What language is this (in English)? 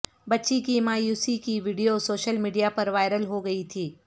Urdu